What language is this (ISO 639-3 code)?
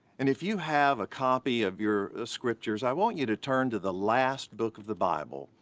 eng